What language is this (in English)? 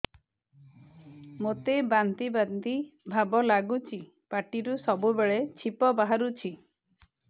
Odia